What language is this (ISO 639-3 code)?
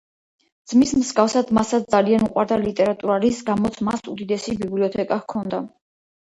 kat